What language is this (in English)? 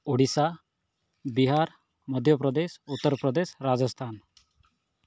Odia